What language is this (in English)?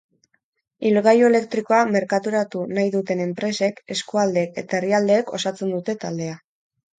Basque